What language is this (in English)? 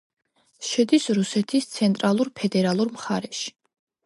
Georgian